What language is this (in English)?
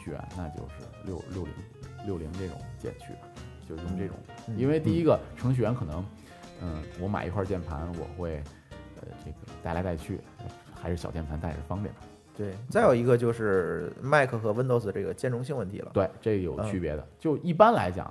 Chinese